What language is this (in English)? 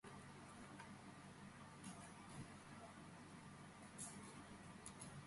Georgian